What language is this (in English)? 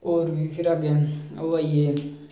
Dogri